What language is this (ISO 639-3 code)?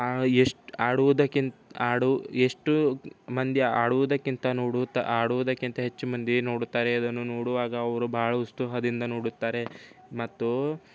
kan